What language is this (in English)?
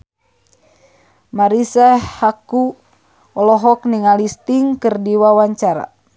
Sundanese